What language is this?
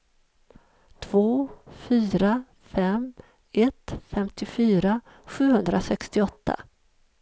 Swedish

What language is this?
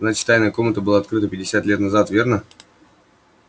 Russian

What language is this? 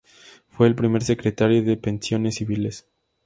Spanish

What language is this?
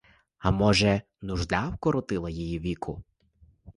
Ukrainian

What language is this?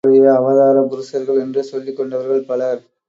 Tamil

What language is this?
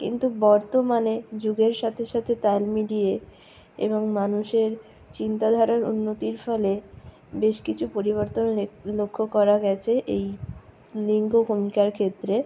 Bangla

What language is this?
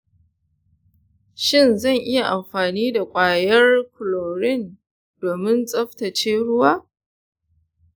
Hausa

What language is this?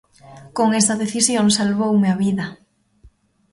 Galician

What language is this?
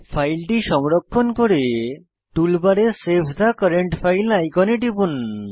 Bangla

